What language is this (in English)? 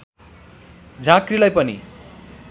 Nepali